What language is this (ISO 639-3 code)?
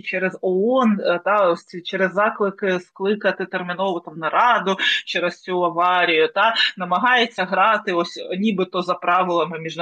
ukr